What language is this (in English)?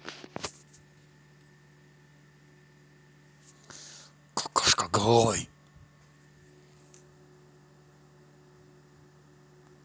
Russian